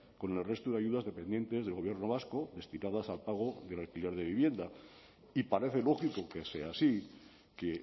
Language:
Spanish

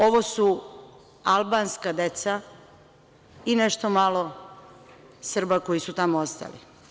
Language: Serbian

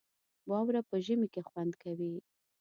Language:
Pashto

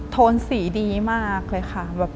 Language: Thai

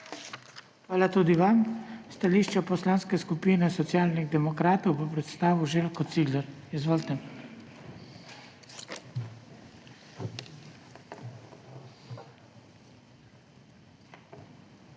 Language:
Slovenian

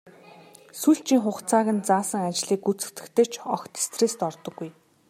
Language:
Mongolian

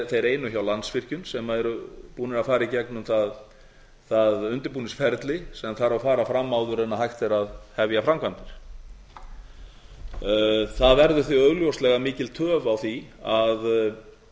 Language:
Icelandic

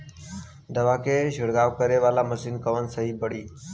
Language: Bhojpuri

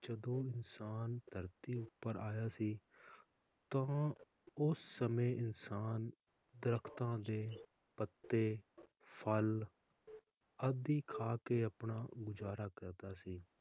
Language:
Punjabi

